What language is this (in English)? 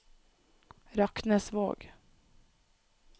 Norwegian